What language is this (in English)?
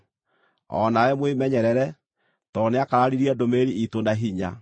Kikuyu